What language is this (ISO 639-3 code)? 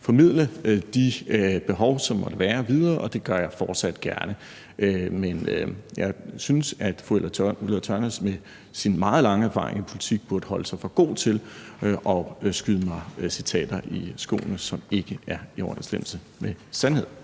dan